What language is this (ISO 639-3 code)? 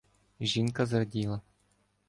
ukr